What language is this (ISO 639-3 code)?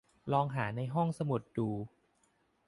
tha